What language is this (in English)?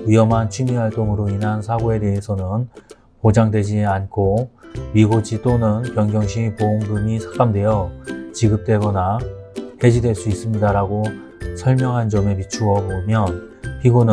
Korean